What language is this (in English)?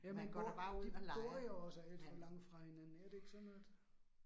Danish